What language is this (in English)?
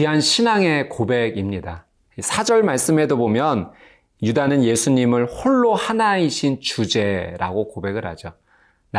Korean